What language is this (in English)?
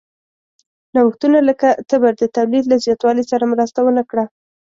Pashto